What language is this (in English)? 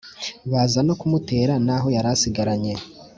Kinyarwanda